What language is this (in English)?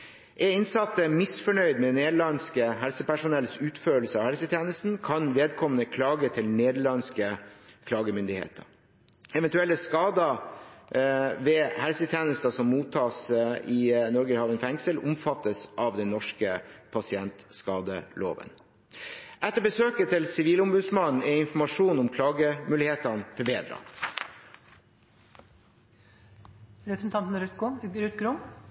Norwegian Bokmål